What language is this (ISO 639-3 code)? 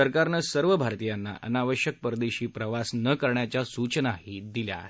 mar